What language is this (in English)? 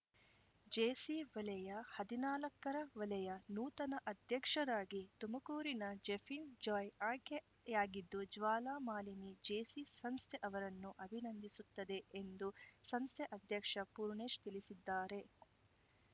Kannada